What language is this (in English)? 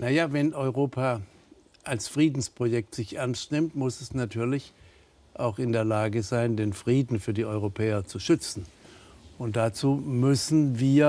German